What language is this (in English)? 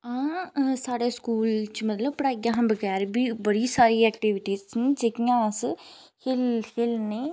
Dogri